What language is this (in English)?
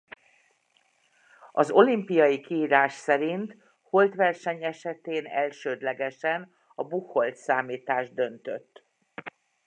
Hungarian